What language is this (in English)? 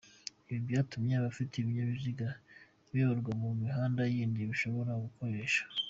Kinyarwanda